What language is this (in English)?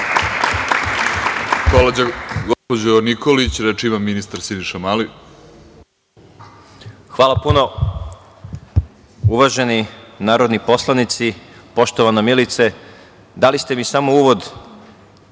Serbian